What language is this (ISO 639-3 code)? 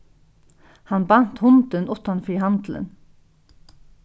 fao